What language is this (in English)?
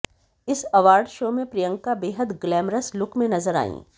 Hindi